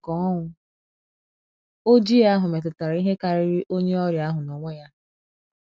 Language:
Igbo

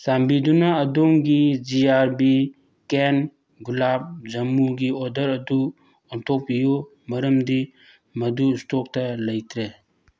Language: Manipuri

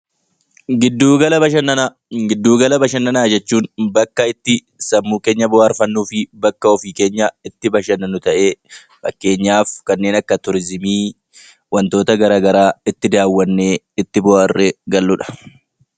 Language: Oromo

